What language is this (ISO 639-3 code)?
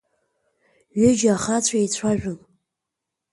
abk